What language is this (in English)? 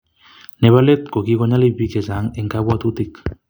Kalenjin